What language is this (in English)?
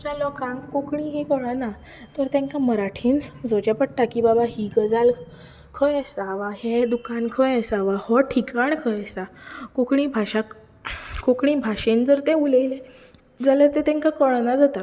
Konkani